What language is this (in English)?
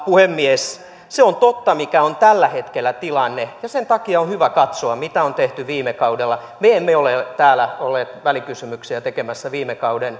Finnish